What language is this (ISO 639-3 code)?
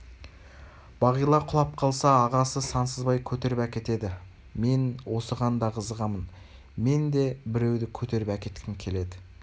kaz